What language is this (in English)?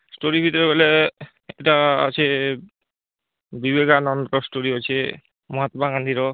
Odia